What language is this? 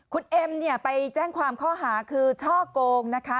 Thai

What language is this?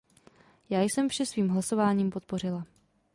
Czech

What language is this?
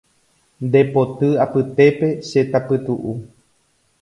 Guarani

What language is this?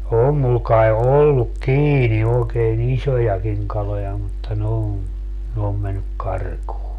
Finnish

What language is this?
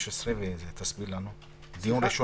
Hebrew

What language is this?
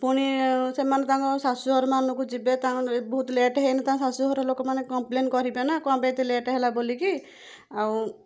Odia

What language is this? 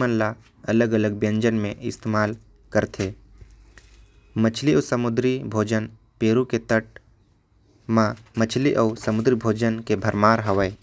Korwa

